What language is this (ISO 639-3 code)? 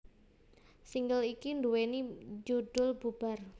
jav